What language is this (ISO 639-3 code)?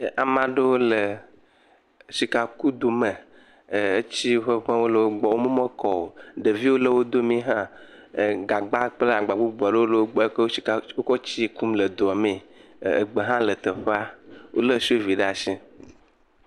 ewe